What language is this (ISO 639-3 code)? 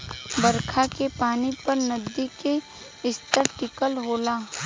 bho